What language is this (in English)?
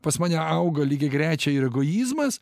Lithuanian